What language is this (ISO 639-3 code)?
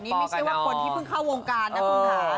tha